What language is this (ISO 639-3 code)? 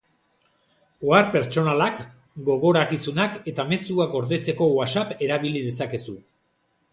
eus